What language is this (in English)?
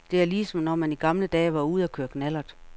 Danish